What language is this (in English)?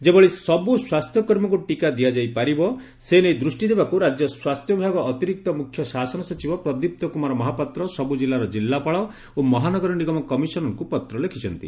Odia